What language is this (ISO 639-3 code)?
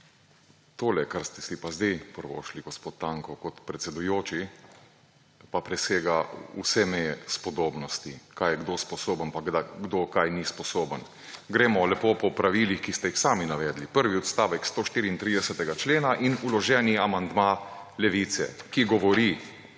slv